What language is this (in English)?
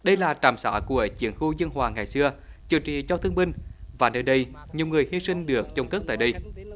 Vietnamese